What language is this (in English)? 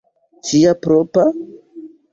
Esperanto